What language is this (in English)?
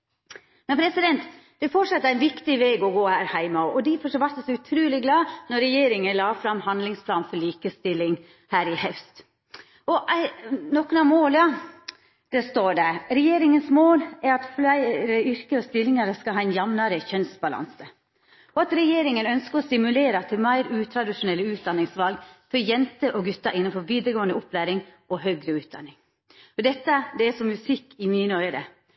Norwegian Nynorsk